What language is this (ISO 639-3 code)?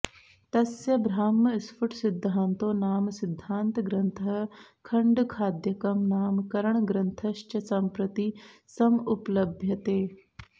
san